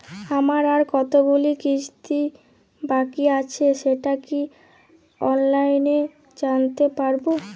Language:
Bangla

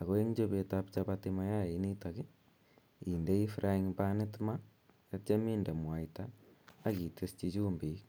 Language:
Kalenjin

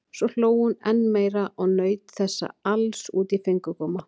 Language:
Icelandic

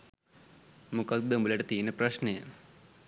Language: Sinhala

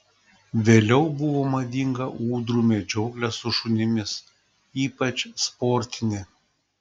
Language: Lithuanian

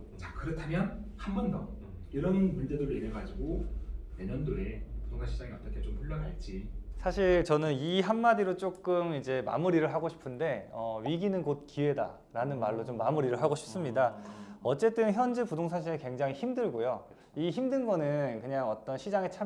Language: Korean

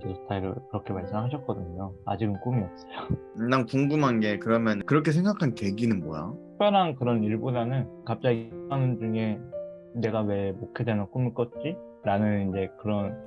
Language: Korean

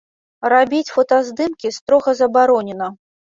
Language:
Belarusian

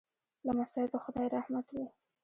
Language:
Pashto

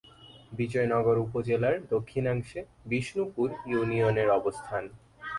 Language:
Bangla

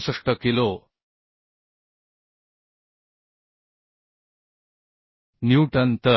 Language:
Marathi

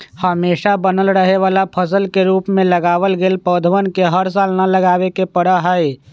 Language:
Magahi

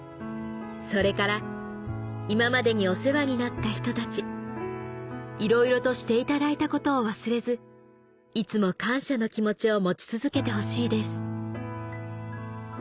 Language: Japanese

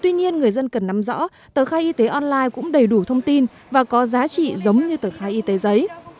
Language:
Vietnamese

